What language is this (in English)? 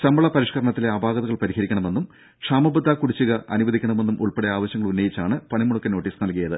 Malayalam